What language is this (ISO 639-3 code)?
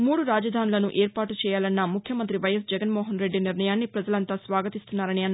tel